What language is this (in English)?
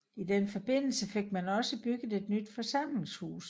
Danish